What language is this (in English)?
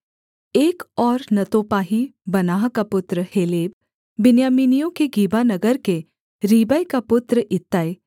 Hindi